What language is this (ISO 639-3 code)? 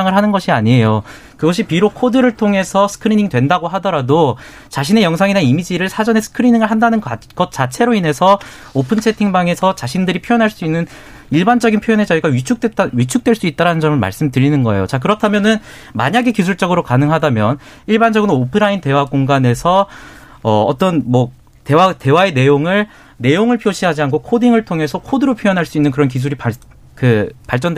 kor